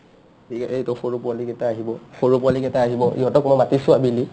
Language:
Assamese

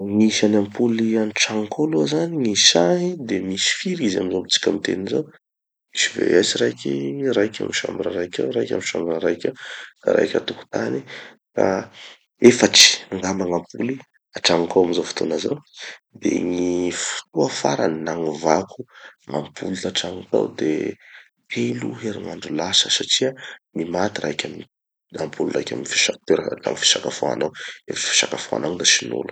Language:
Tanosy Malagasy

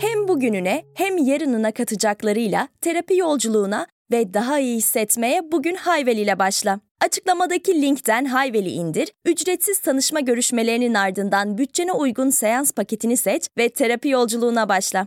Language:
Turkish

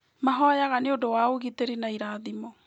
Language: Kikuyu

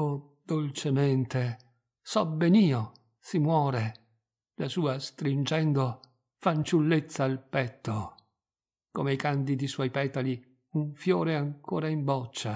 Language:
Italian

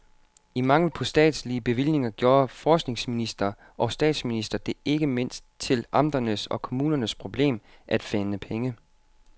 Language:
Danish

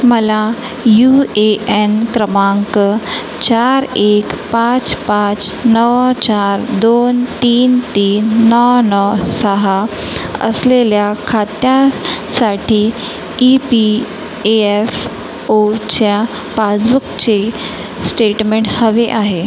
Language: Marathi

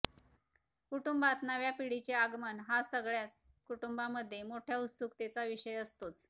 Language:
Marathi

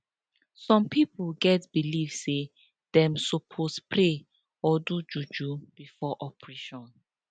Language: Nigerian Pidgin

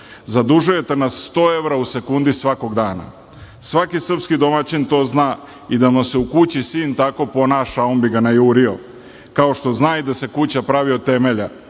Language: Serbian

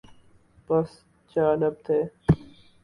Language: Urdu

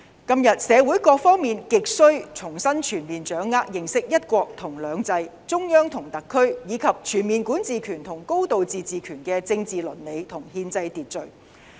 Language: Cantonese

